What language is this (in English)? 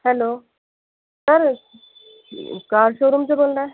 Urdu